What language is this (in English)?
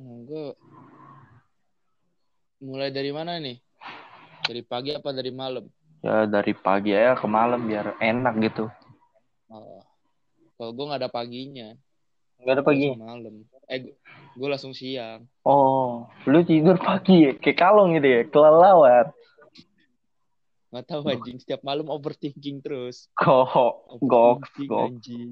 Indonesian